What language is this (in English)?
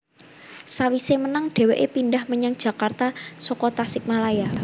Javanese